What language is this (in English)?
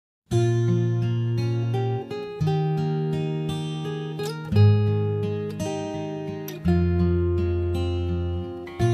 Malay